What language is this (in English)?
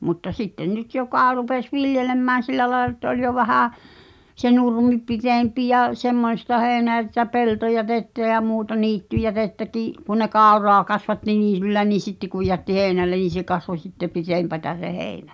Finnish